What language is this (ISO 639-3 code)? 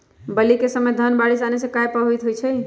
mag